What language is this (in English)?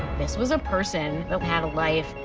English